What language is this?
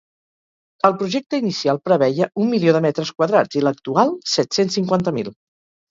Catalan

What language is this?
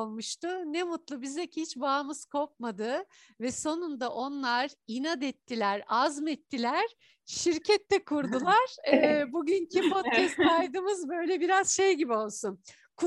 Turkish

